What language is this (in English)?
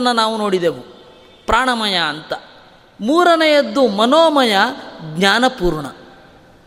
Kannada